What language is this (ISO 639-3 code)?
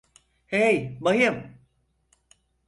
tur